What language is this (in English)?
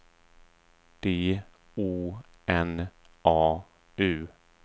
Swedish